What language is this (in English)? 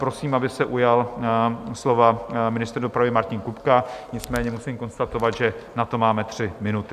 Czech